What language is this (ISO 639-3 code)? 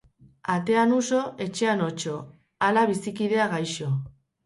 eus